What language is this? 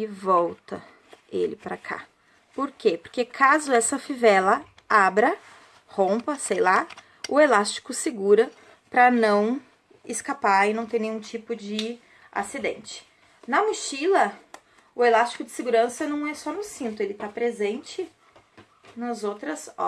Portuguese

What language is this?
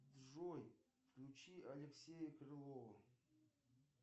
Russian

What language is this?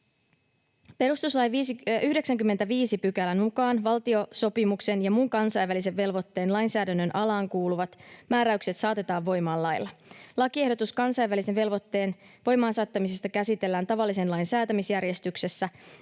Finnish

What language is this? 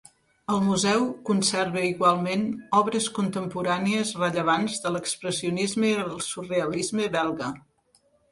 Catalan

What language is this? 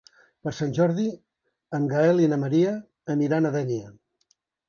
Catalan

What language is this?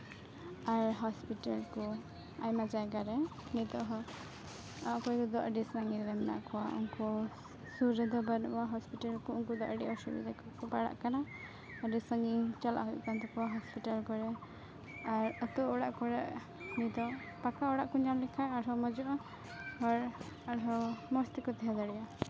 Santali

